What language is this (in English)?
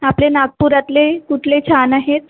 Marathi